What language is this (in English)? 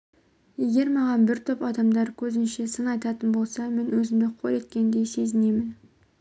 Kazakh